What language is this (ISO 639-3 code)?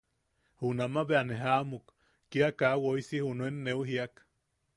yaq